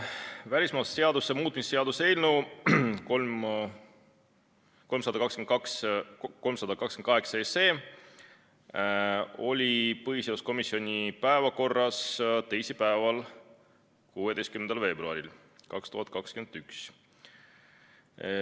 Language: Estonian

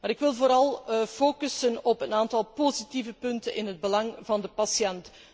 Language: Dutch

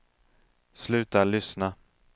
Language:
Swedish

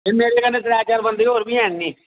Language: Dogri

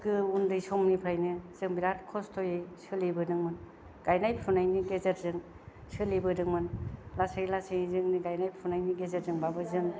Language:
Bodo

